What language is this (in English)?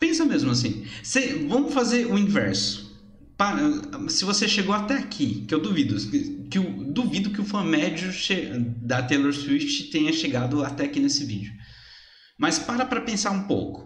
Portuguese